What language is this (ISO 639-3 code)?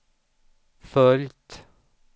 swe